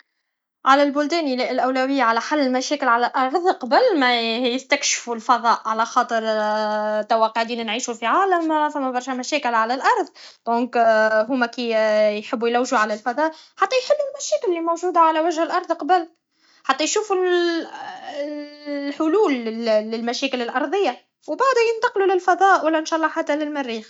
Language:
Tunisian Arabic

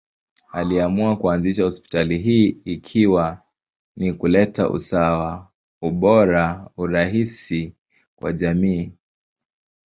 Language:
Swahili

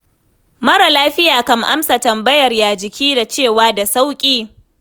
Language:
Hausa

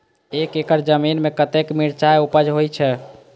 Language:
Maithili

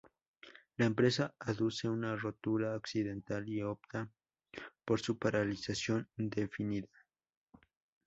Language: Spanish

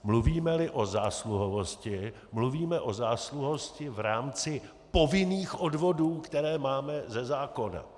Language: Czech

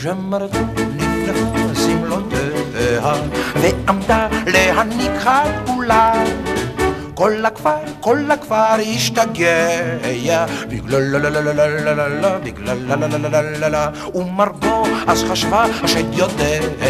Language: Hebrew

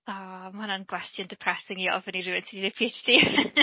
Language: Welsh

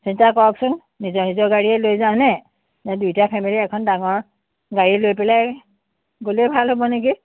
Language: Assamese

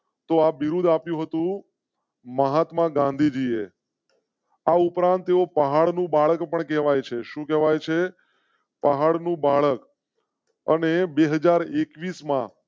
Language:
Gujarati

